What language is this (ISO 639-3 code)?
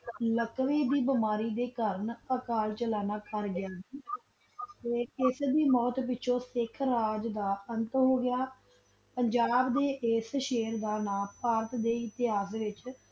pan